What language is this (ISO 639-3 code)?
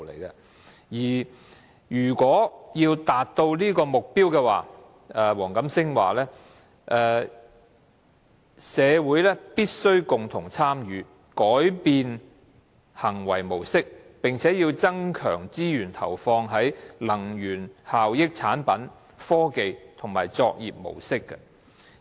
yue